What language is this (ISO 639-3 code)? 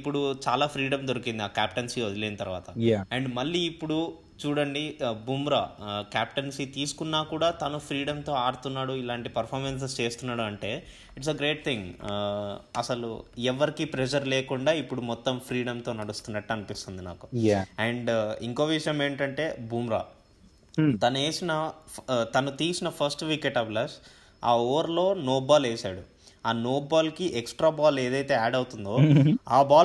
tel